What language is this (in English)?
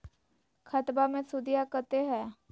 Magahi